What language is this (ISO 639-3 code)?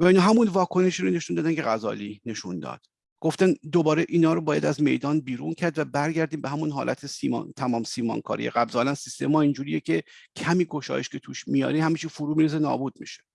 fas